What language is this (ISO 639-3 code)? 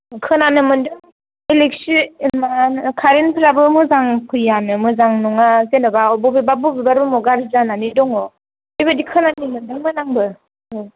brx